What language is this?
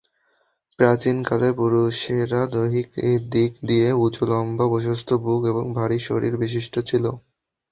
Bangla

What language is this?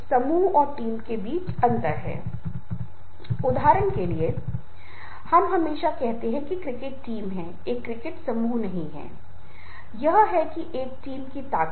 Hindi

